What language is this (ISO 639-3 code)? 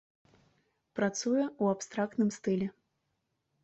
bel